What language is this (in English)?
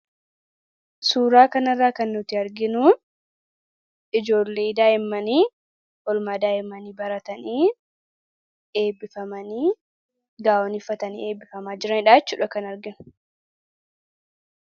Oromo